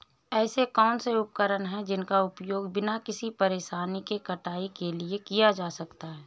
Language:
Hindi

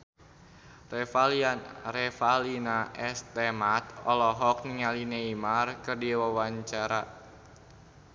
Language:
Sundanese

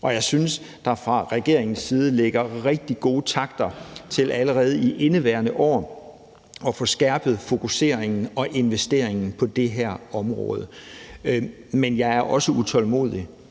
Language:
Danish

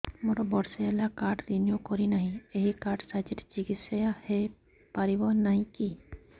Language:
Odia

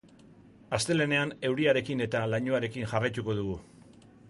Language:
Basque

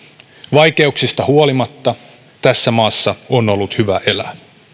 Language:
Finnish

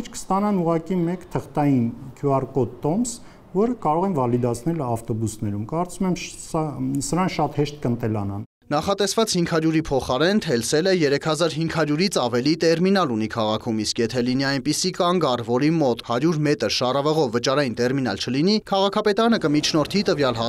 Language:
Romanian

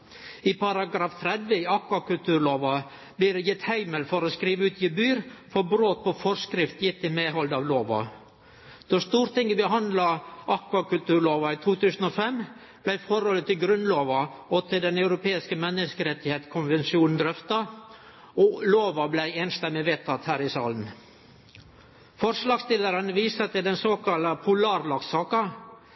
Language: Norwegian Nynorsk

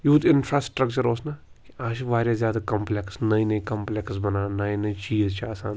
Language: Kashmiri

